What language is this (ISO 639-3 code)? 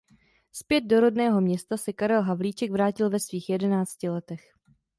ces